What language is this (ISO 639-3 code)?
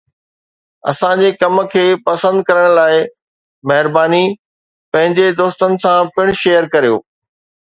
snd